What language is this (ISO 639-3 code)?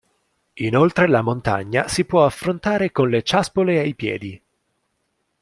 ita